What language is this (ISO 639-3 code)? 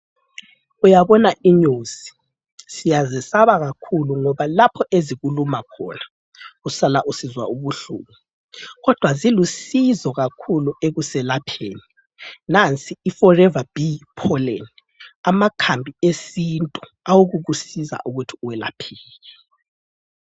nde